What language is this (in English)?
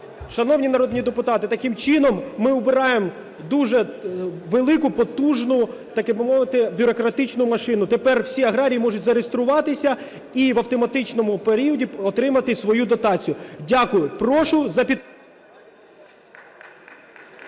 Ukrainian